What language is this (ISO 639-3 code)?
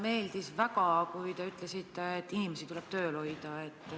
est